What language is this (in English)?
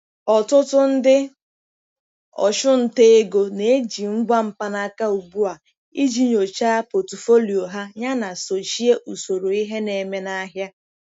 Igbo